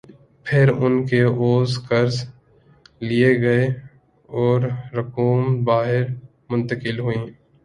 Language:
Urdu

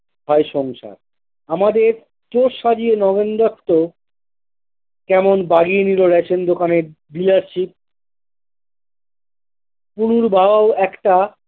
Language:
Bangla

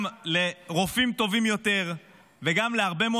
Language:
Hebrew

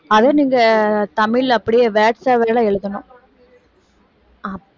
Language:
Tamil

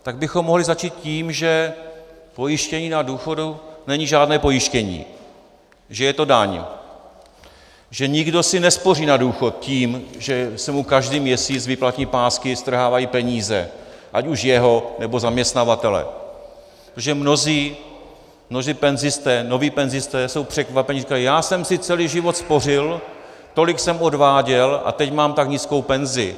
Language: Czech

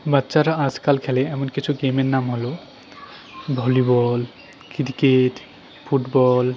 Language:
Bangla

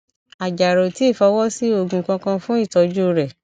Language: Yoruba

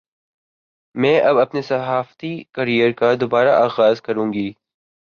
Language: Urdu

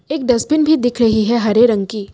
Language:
Hindi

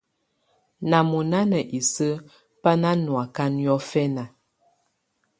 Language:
Tunen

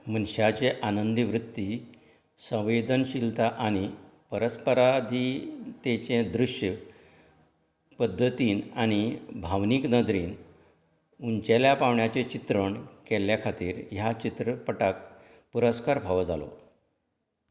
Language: Konkani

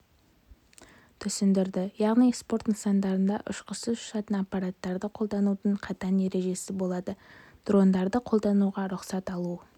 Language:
Kazakh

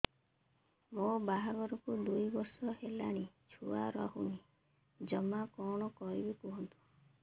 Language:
Odia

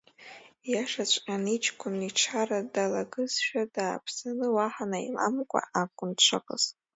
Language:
Abkhazian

